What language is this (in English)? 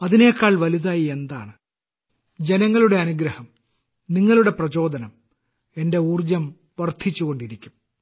Malayalam